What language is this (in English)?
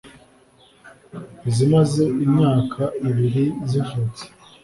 Kinyarwanda